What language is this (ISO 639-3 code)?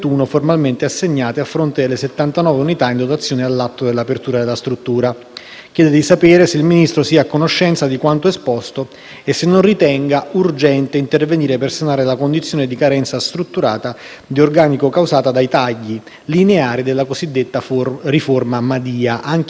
ita